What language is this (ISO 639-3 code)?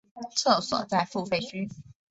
zho